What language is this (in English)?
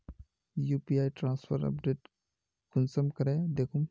Magahi